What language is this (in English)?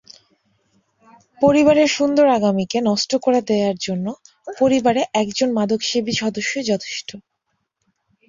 Bangla